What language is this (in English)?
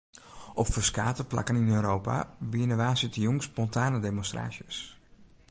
Western Frisian